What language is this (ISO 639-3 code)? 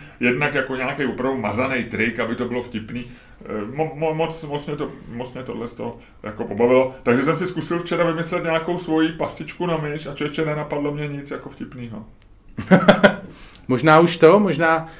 ces